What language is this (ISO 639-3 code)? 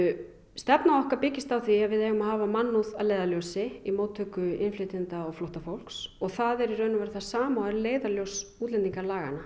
isl